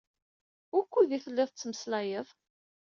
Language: Kabyle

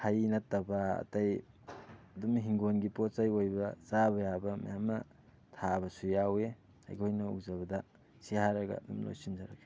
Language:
Manipuri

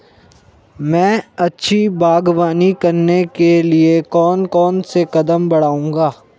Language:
Hindi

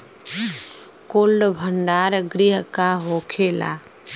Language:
Bhojpuri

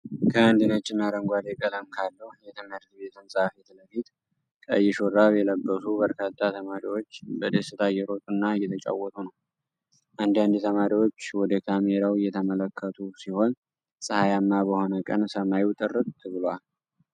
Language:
Amharic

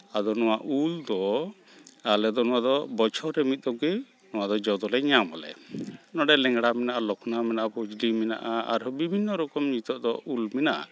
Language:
Santali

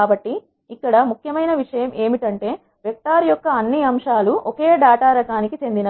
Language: Telugu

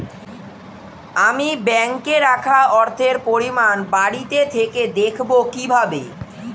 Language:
Bangla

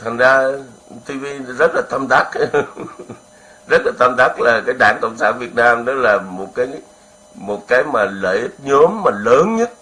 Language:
Vietnamese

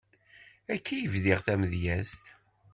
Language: Kabyle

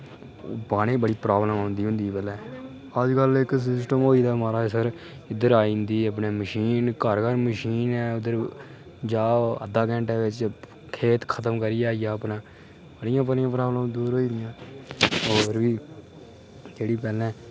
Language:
Dogri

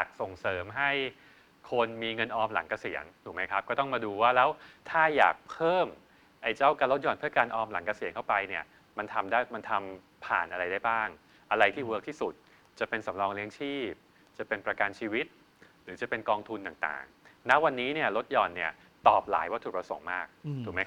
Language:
Thai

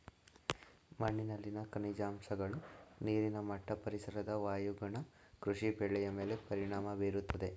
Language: Kannada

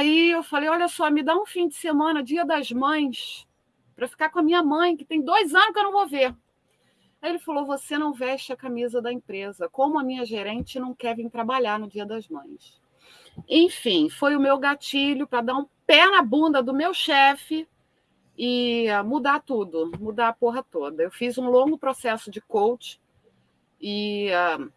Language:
Portuguese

